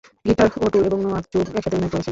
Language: Bangla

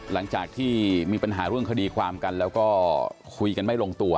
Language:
Thai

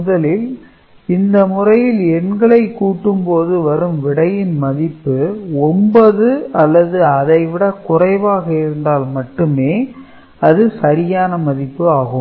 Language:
Tamil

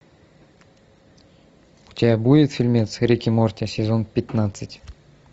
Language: Russian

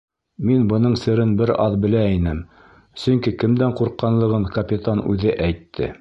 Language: Bashkir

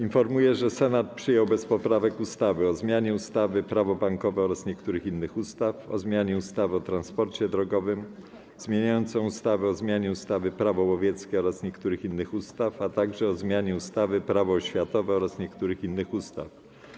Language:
Polish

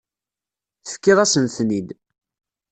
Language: Kabyle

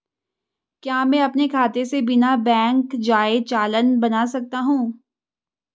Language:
Hindi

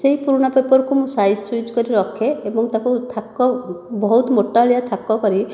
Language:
Odia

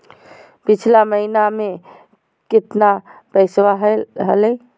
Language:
Magahi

